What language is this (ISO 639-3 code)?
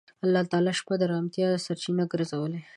pus